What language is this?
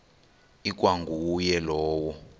Xhosa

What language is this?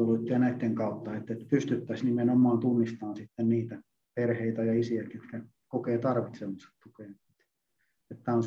Finnish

